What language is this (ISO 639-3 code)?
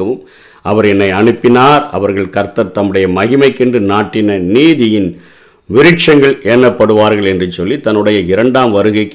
tam